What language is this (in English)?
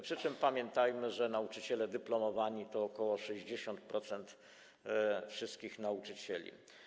Polish